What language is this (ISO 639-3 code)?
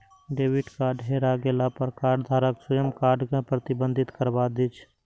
mai